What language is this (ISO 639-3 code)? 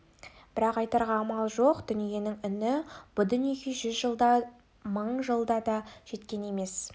kaz